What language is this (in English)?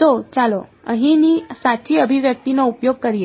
Gujarati